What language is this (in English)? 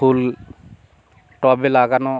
Bangla